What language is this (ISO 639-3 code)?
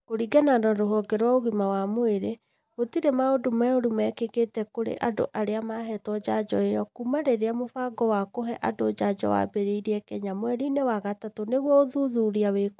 kik